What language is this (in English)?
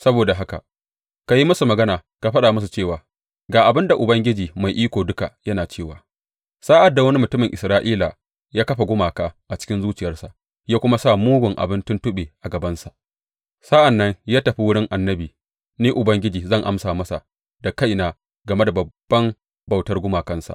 Hausa